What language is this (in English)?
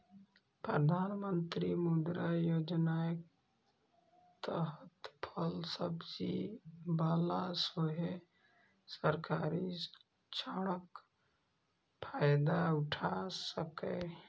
Maithili